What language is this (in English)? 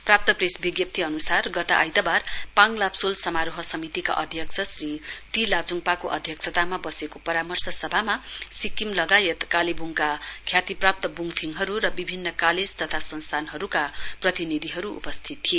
Nepali